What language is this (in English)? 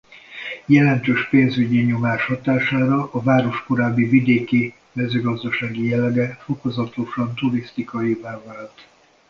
Hungarian